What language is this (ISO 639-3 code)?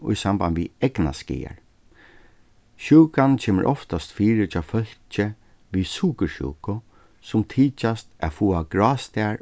fao